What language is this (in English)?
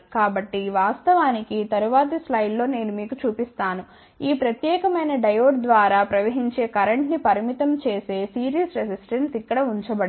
Telugu